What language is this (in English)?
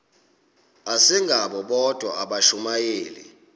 Xhosa